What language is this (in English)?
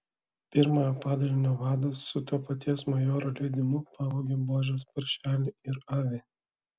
Lithuanian